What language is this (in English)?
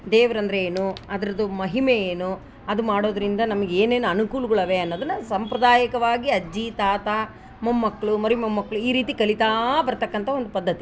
Kannada